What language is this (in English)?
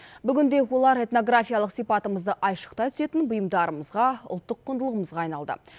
Kazakh